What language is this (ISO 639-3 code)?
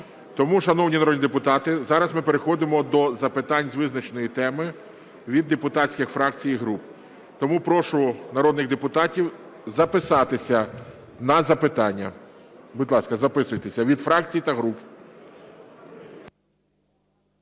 ukr